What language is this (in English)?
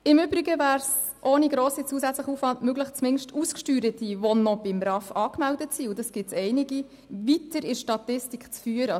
Swiss German